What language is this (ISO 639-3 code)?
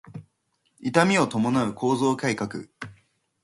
jpn